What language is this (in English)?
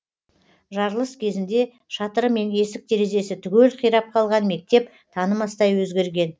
Kazakh